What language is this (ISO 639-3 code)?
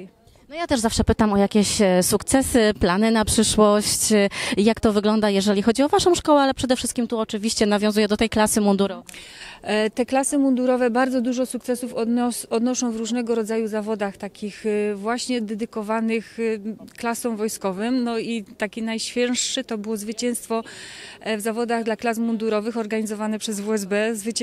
pol